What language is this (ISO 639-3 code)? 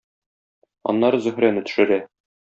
tat